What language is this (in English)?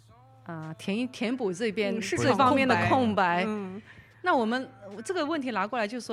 Chinese